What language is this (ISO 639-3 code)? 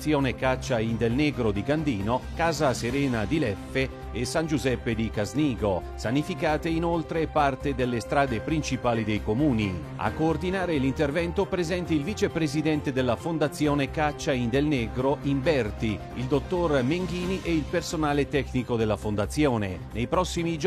ita